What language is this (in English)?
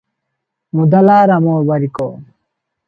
Odia